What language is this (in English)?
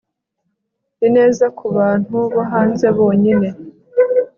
Kinyarwanda